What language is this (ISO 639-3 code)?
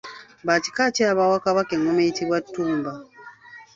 lug